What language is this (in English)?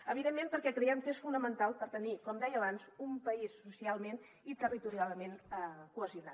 Catalan